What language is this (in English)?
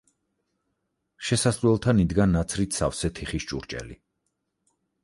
Georgian